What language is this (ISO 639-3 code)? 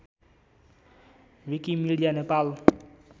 nep